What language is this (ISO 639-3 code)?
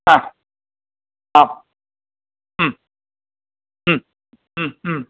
san